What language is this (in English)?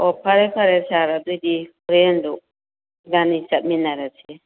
Manipuri